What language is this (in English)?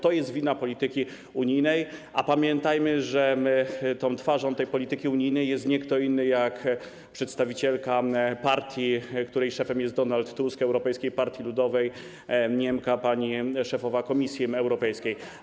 Polish